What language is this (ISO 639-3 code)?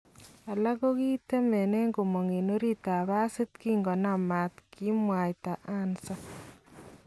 kln